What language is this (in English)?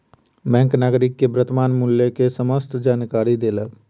Maithili